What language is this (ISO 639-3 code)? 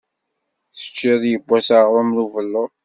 kab